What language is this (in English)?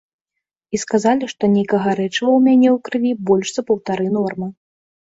Belarusian